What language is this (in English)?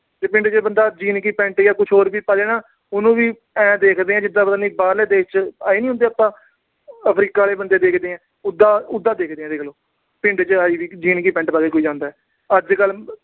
Punjabi